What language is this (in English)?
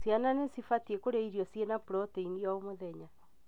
Kikuyu